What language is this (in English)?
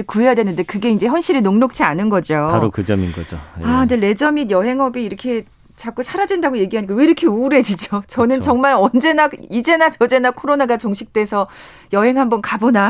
Korean